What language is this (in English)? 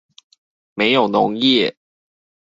Chinese